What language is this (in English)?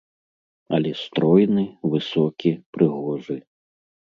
Belarusian